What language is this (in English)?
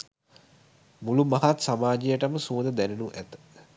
Sinhala